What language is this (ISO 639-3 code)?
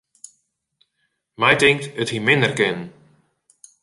fry